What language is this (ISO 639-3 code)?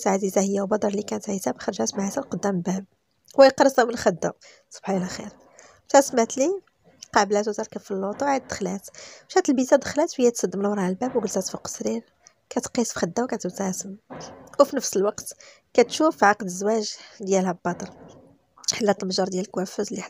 ara